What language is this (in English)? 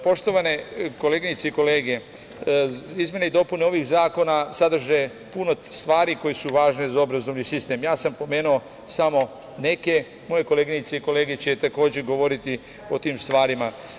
Serbian